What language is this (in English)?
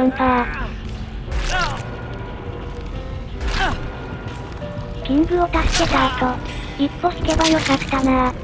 Japanese